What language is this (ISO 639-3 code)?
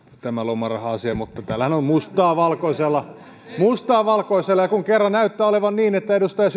fin